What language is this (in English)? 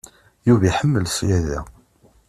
Kabyle